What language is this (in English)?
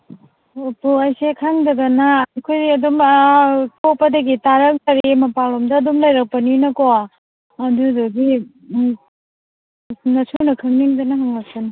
Manipuri